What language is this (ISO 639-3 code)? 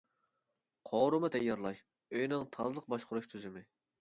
uig